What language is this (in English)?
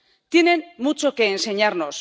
Spanish